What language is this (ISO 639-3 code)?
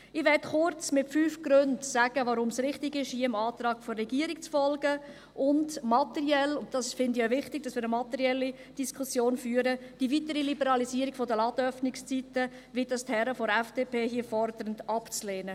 gsw